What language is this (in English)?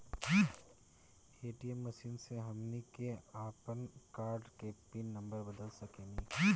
Bhojpuri